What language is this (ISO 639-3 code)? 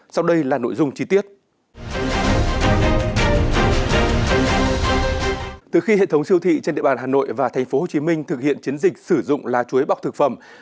vie